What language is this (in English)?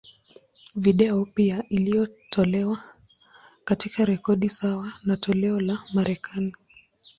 Swahili